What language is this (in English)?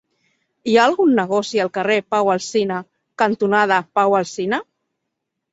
Catalan